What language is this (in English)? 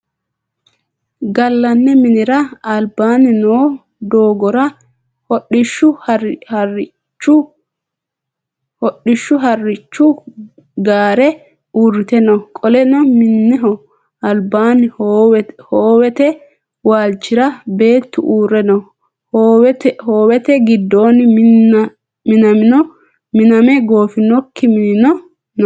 Sidamo